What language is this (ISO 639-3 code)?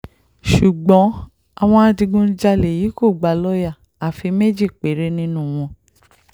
yor